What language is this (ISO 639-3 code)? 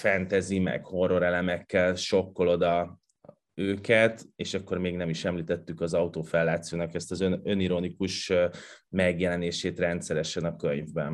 hun